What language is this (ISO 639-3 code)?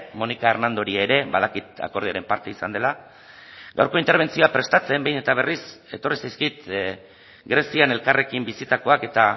eus